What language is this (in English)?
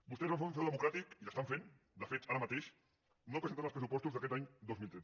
Catalan